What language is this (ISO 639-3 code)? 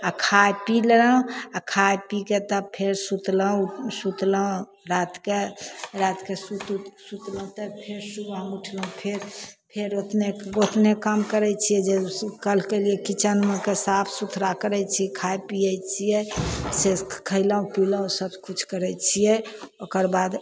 mai